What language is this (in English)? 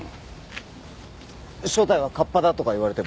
Japanese